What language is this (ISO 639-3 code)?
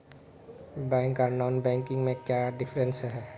mag